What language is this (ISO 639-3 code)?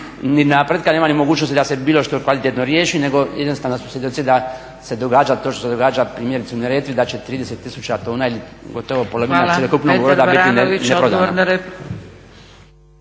hrv